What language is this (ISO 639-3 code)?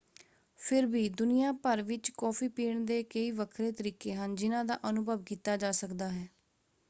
pan